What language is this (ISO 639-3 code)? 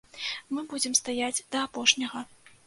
bel